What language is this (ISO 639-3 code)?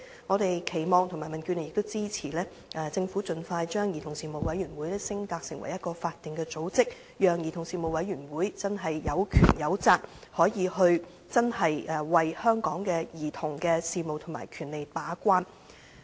yue